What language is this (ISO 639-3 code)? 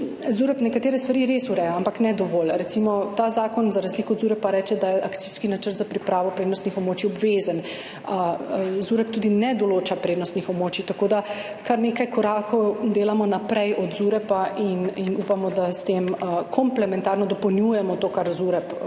slv